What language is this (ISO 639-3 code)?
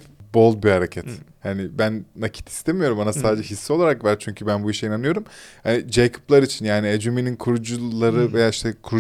tur